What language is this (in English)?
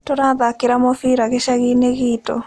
Kikuyu